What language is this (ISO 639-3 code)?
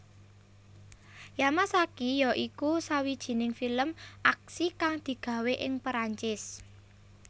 jav